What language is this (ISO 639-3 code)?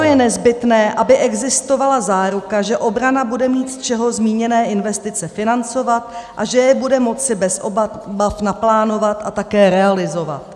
ces